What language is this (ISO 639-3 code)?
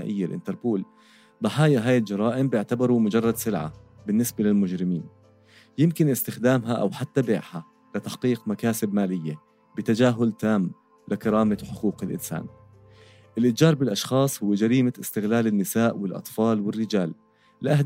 ara